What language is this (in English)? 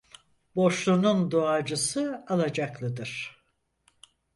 Turkish